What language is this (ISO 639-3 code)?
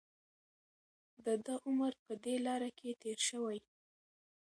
pus